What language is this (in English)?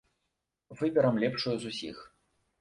Belarusian